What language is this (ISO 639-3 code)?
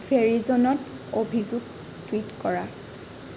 asm